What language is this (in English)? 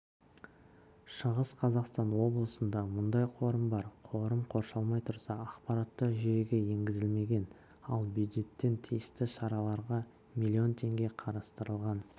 Kazakh